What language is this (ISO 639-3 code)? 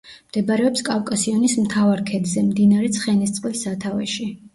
kat